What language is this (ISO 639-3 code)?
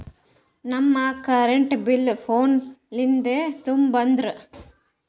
kan